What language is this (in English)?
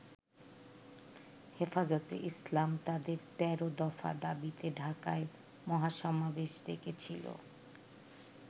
Bangla